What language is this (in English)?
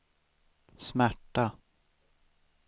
Swedish